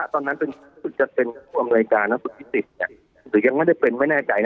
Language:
Thai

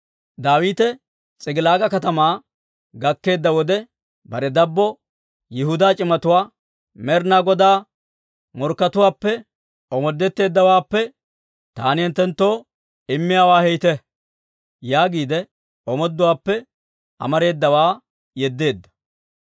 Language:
Dawro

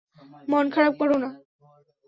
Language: Bangla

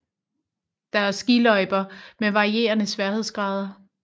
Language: Danish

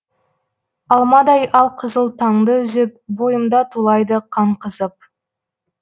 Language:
Kazakh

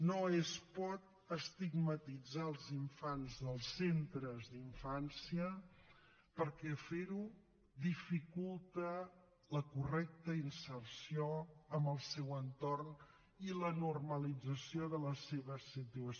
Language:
Catalan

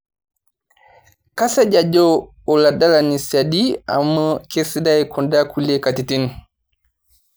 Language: Masai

